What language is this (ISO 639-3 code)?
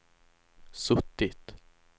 swe